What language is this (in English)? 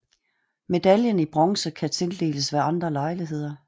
Danish